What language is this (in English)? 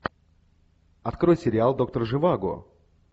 Russian